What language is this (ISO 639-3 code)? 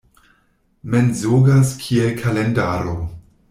epo